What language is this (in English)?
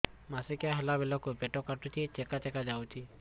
Odia